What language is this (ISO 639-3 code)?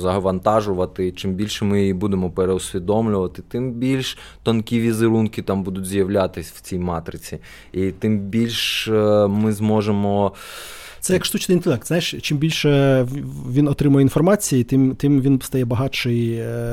ukr